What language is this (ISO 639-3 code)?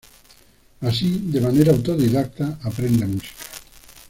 spa